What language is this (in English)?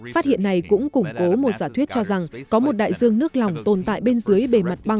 Vietnamese